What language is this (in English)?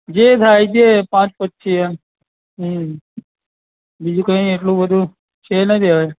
Gujarati